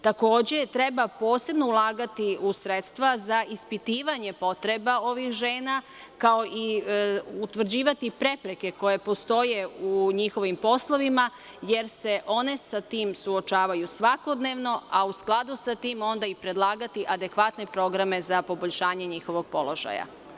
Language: Serbian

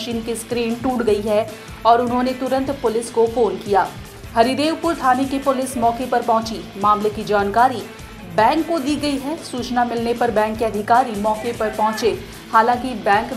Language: Hindi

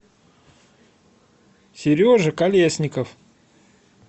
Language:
Russian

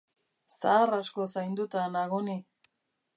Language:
Basque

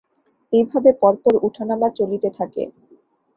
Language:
Bangla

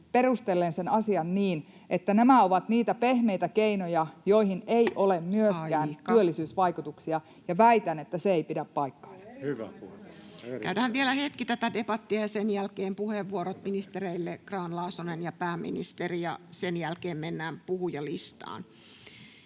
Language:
Finnish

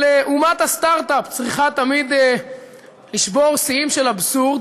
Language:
Hebrew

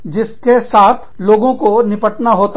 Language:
Hindi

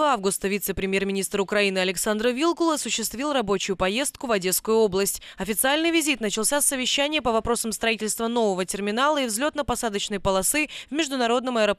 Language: Russian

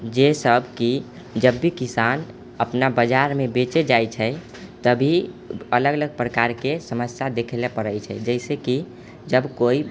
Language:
Maithili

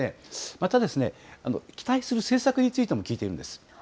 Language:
Japanese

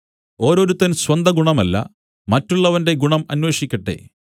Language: Malayalam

